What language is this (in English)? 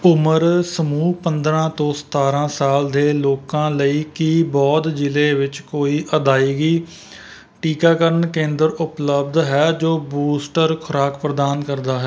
Punjabi